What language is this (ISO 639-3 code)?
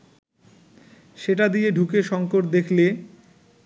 ben